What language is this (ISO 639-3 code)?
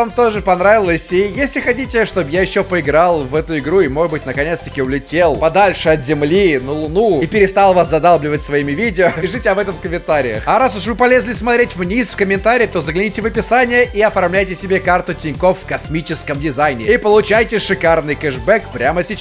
rus